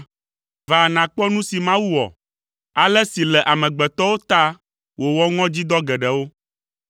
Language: Ewe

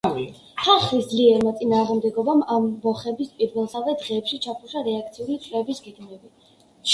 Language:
Georgian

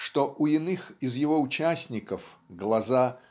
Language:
Russian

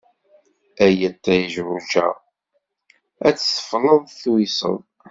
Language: Kabyle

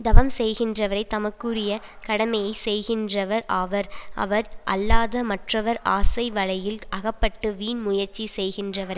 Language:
Tamil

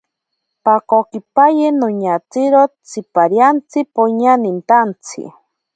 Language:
Ashéninka Perené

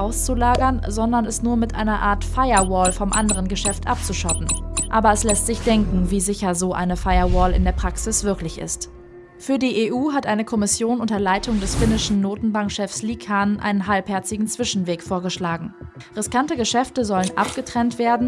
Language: German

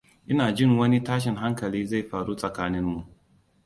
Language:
Hausa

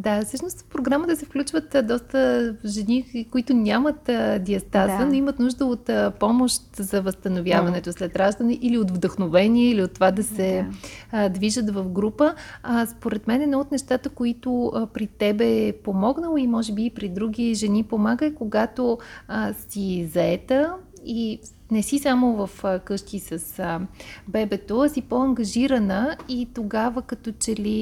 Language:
Bulgarian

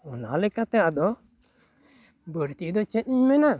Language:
Santali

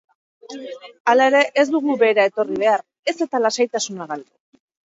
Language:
Basque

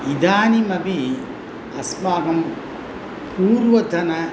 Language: Sanskrit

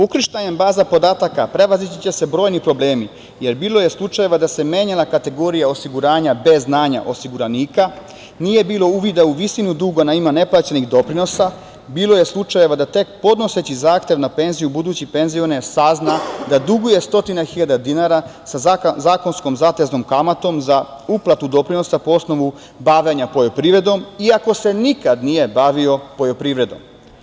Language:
Serbian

